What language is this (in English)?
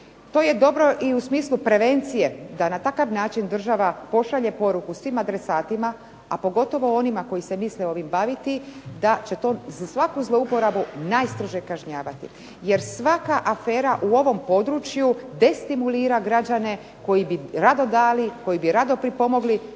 Croatian